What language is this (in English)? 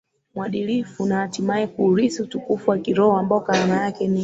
Swahili